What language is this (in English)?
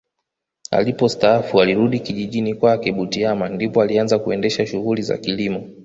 Swahili